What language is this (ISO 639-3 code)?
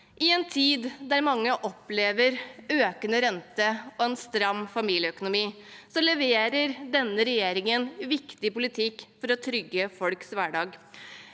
nor